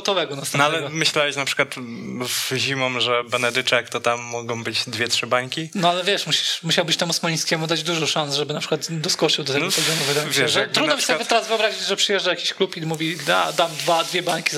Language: Polish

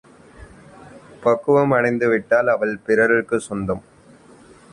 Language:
Tamil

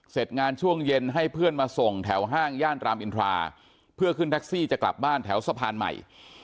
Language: Thai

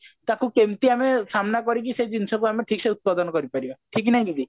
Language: Odia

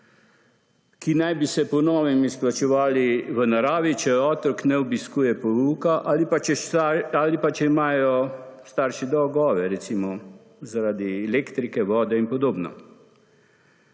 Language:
Slovenian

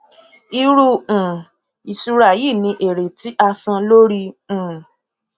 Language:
Yoruba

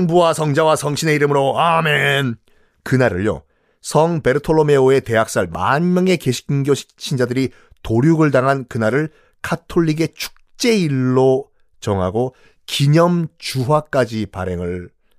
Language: Korean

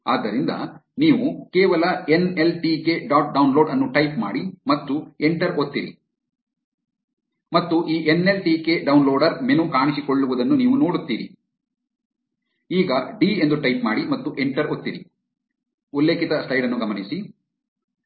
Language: Kannada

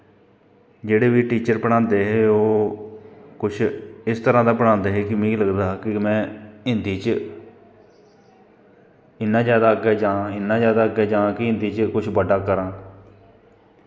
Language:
Dogri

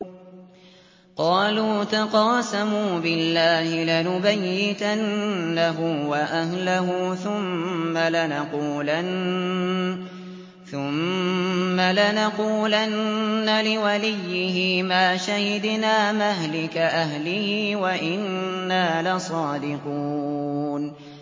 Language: Arabic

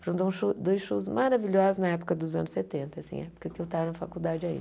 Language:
Portuguese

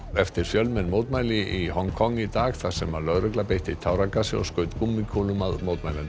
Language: Icelandic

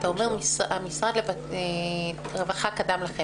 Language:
Hebrew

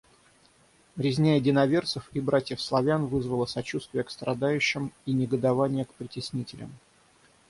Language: Russian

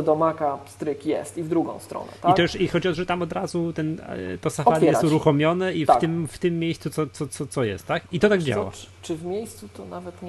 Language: Polish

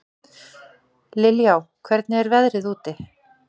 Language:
Icelandic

